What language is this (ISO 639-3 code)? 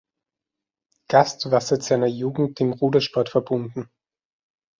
deu